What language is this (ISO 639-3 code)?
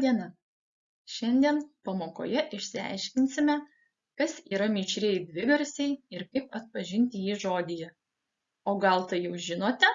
lit